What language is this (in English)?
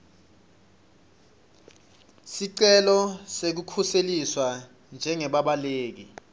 Swati